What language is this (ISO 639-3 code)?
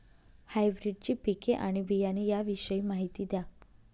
mar